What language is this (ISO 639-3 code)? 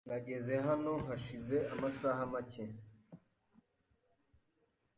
kin